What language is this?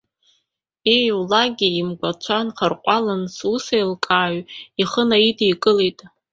Abkhazian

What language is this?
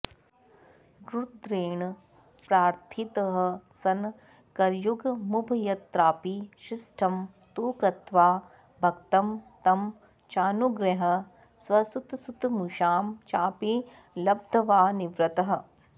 Sanskrit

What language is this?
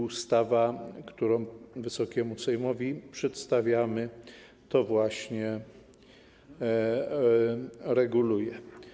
Polish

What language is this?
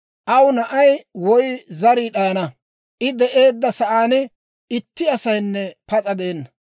Dawro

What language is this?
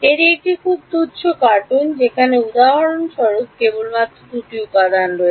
Bangla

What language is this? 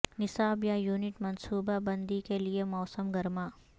Urdu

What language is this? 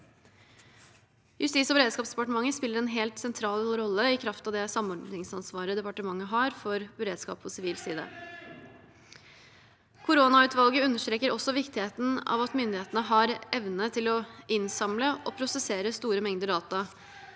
Norwegian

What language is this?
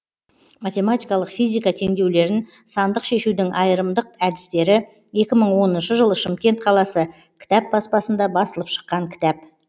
Kazakh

